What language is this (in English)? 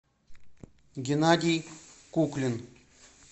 Russian